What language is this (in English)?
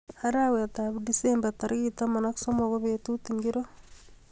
Kalenjin